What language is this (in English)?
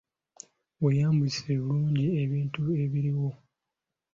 Ganda